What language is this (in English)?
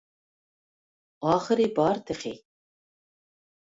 Uyghur